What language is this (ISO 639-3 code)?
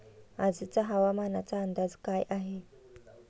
mar